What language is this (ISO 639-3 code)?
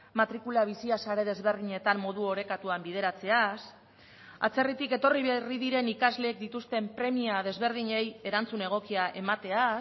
eus